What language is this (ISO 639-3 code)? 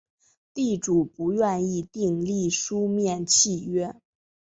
zho